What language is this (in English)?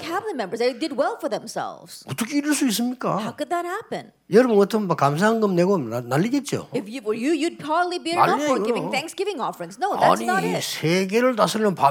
Korean